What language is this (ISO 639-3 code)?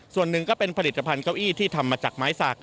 tha